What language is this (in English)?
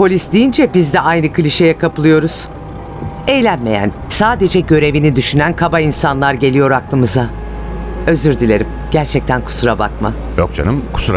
Turkish